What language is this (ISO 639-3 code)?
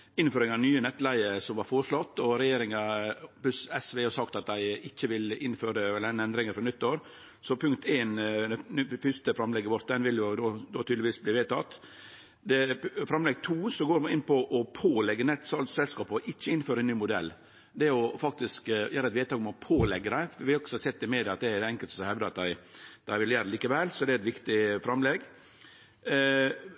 nno